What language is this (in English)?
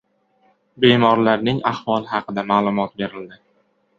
Uzbek